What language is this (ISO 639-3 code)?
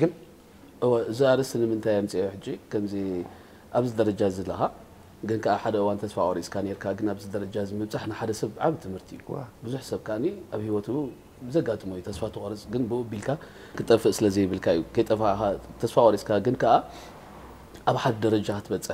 ara